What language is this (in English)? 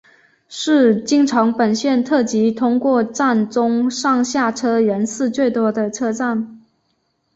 Chinese